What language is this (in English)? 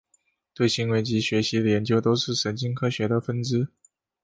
Chinese